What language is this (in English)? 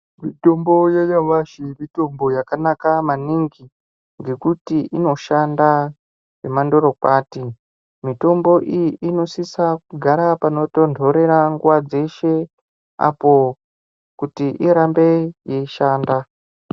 Ndau